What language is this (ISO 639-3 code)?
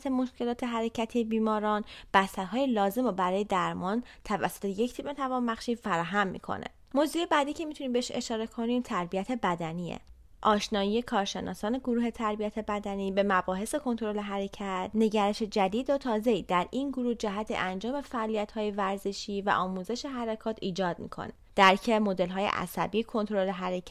fas